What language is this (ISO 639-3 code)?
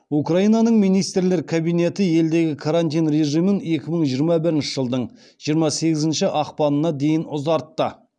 kaz